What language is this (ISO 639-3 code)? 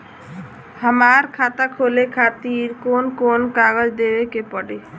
bho